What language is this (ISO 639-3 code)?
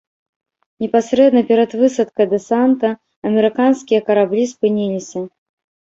bel